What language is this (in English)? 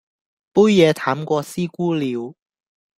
Cantonese